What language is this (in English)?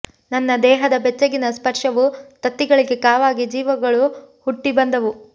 Kannada